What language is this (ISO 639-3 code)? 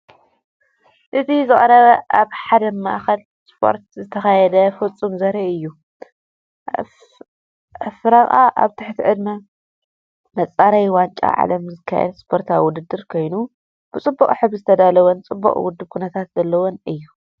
tir